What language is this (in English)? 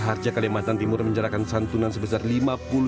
Indonesian